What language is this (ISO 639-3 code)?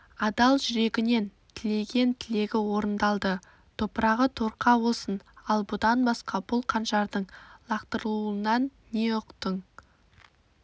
kaz